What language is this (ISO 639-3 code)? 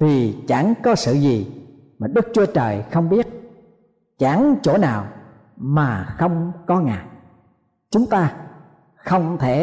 vie